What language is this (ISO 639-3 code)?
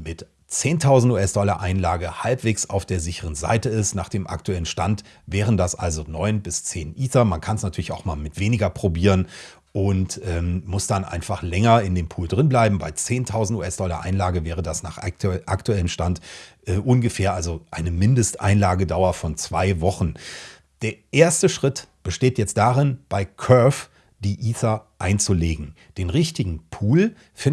deu